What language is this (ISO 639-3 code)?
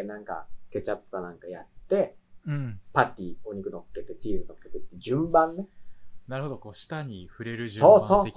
jpn